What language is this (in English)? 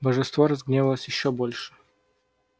Russian